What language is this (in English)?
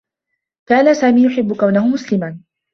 Arabic